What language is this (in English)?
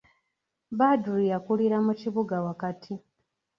Ganda